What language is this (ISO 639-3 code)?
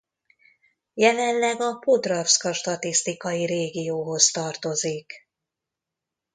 hun